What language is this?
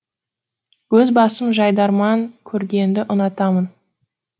Kazakh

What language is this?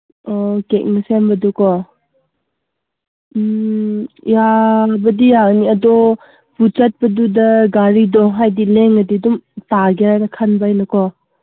Manipuri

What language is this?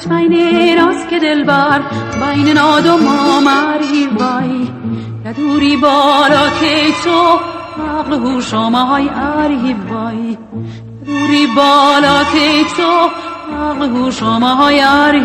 Persian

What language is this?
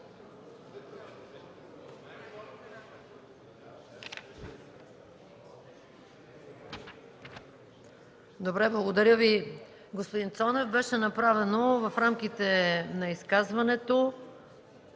Bulgarian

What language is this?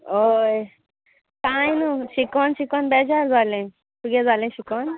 Konkani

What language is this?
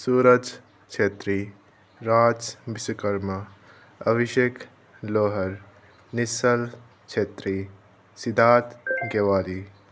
Nepali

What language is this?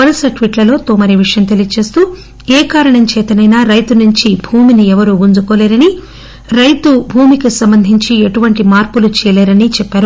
Telugu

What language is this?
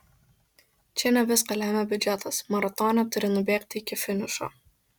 Lithuanian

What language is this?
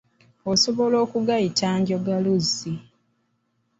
Ganda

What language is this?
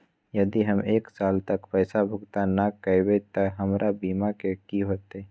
Magahi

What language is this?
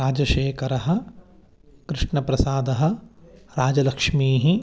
Sanskrit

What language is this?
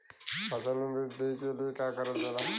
Bhojpuri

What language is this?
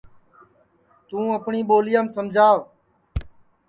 Sansi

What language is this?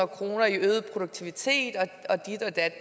Danish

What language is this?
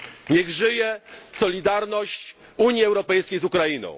Polish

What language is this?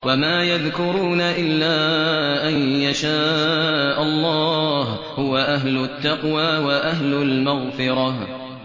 Arabic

